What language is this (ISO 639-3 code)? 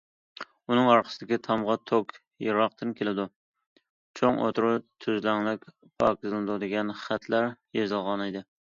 uig